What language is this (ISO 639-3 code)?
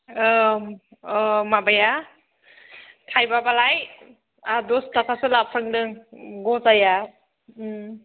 brx